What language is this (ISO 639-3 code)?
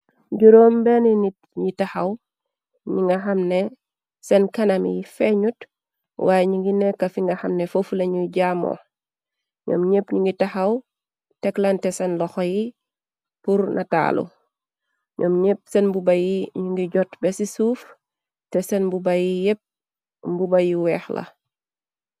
wol